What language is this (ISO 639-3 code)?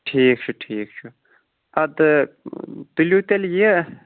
kas